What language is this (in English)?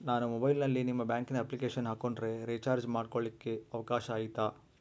Kannada